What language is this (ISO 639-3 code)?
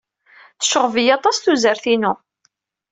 kab